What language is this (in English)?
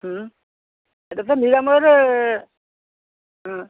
Odia